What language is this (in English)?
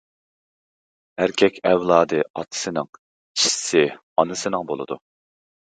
Uyghur